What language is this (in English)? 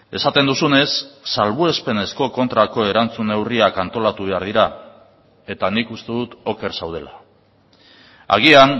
Basque